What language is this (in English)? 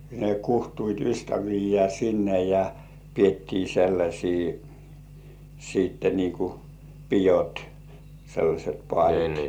Finnish